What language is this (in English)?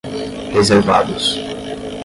Portuguese